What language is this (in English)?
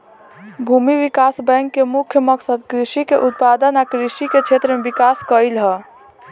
Bhojpuri